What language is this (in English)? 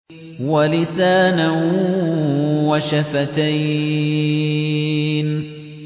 Arabic